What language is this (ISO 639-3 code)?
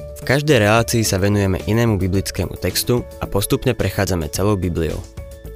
slk